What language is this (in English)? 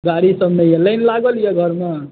Maithili